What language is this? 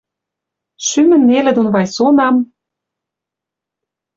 Western Mari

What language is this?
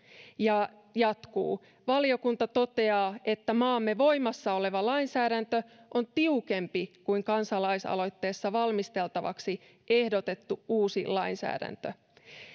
Finnish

